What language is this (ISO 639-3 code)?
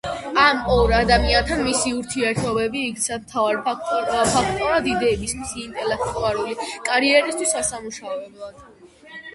kat